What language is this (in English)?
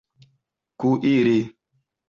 Esperanto